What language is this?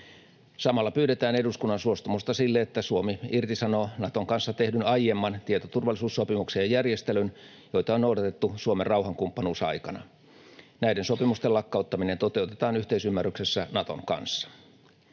Finnish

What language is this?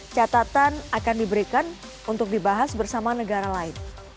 Indonesian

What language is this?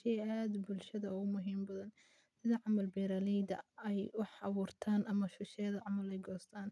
Somali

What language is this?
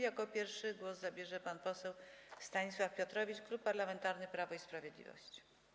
Polish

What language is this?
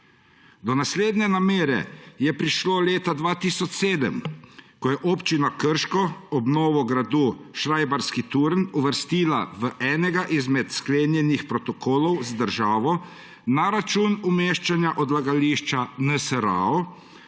Slovenian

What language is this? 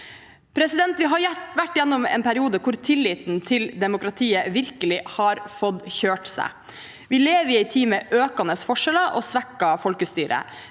Norwegian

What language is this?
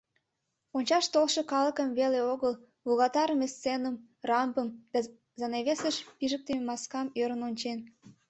Mari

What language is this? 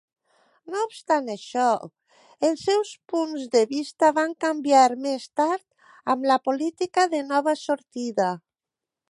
Catalan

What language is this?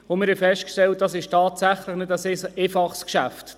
Swiss German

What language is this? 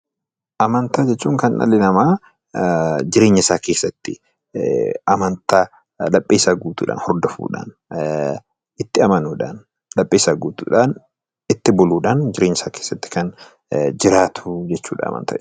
Oromo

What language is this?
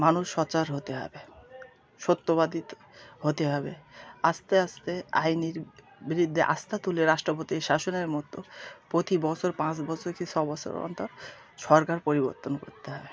Bangla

